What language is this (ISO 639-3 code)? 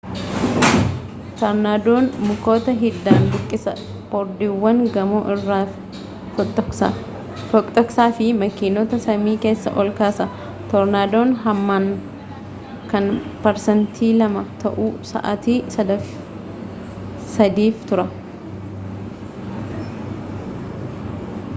orm